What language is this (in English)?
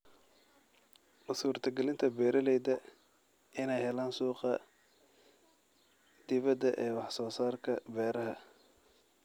Somali